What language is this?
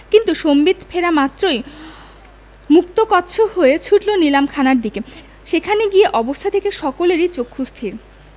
Bangla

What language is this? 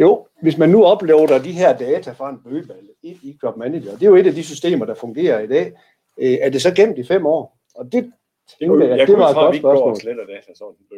Danish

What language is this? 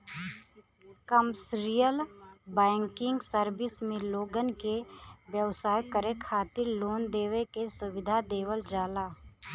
Bhojpuri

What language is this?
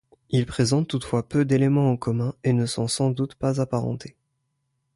French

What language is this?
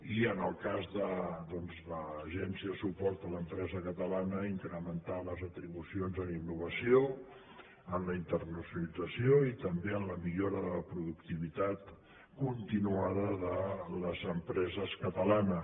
Catalan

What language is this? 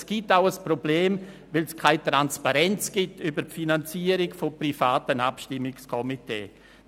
Swiss German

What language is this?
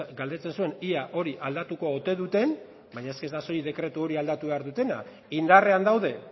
Basque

